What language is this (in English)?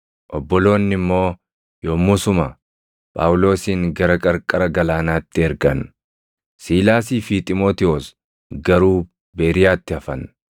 Oromo